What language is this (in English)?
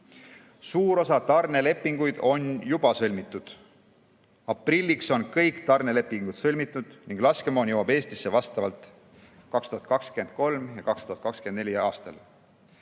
Estonian